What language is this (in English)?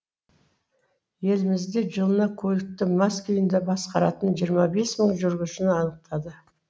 Kazakh